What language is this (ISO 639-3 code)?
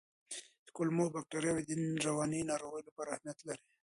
pus